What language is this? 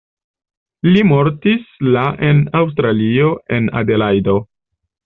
Esperanto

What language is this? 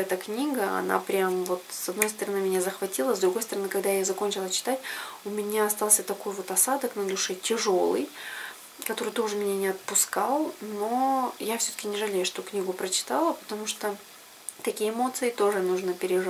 Russian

